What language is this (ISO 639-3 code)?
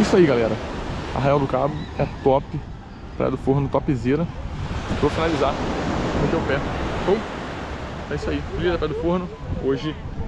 por